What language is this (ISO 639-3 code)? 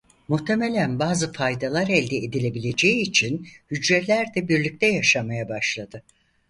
tur